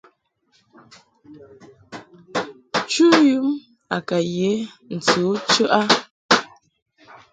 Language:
Mungaka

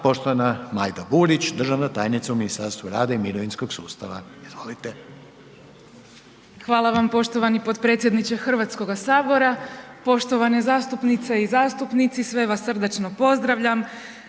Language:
Croatian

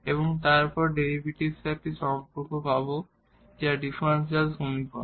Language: Bangla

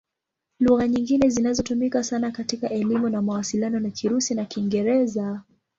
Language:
Swahili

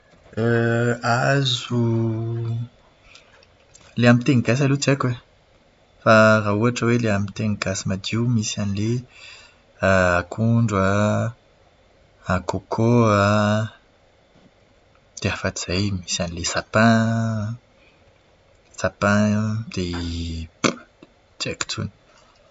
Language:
Malagasy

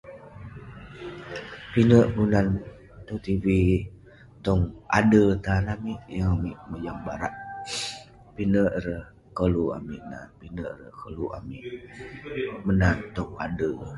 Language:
Western Penan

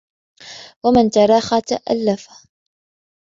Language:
Arabic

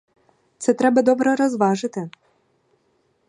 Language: Ukrainian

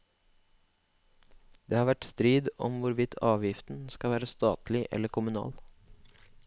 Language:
Norwegian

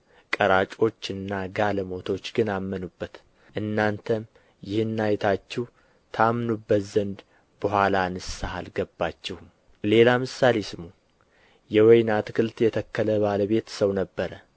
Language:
Amharic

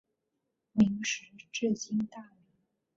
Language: Chinese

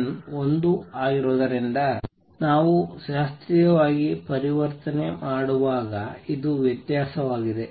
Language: Kannada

